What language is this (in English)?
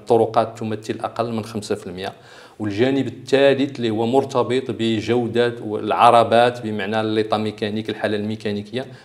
Arabic